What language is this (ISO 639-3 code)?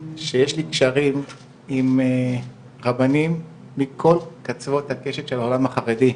heb